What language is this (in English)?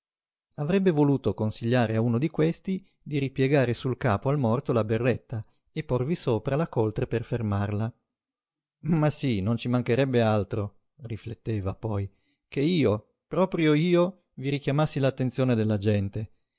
Italian